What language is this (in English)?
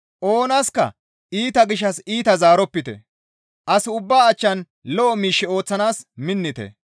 Gamo